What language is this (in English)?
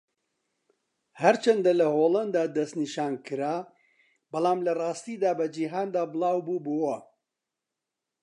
Central Kurdish